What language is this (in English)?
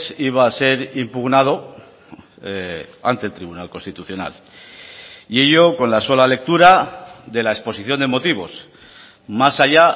Spanish